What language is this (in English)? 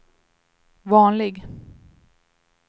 Swedish